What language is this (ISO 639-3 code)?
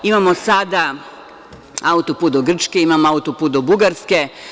srp